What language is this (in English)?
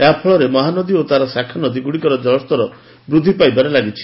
Odia